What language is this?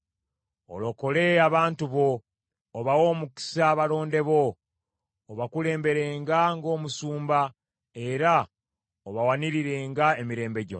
Ganda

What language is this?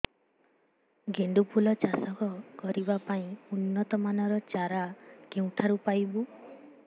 Odia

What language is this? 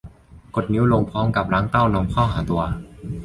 Thai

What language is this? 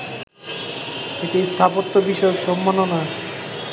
Bangla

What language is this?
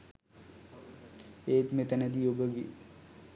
Sinhala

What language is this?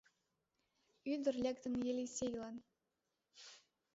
Mari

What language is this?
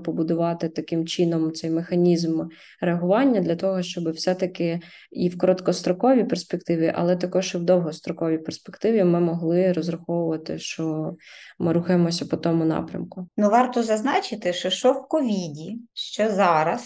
Ukrainian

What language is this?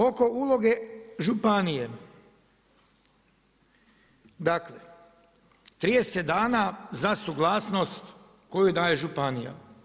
Croatian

